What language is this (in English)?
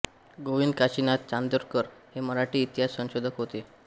Marathi